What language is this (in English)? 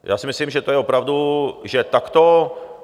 Czech